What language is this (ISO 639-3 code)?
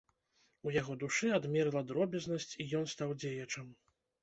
bel